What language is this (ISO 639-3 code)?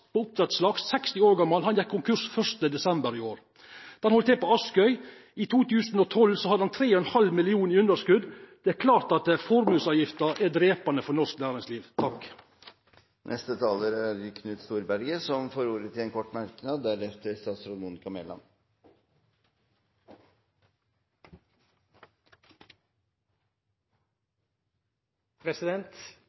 nor